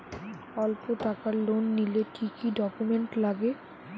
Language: Bangla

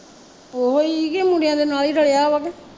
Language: Punjabi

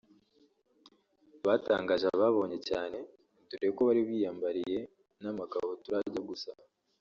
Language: Kinyarwanda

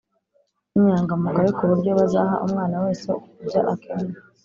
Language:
Kinyarwanda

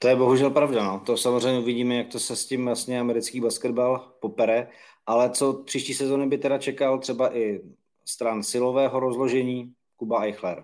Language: Czech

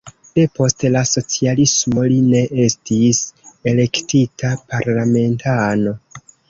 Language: Esperanto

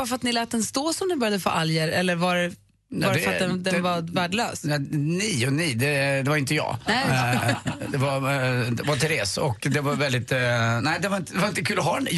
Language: Swedish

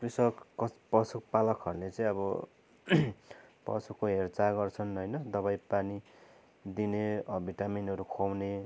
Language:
Nepali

